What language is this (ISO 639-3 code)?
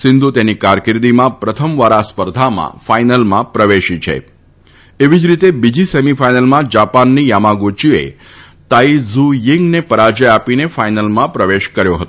guj